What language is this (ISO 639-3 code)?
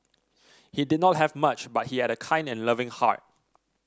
eng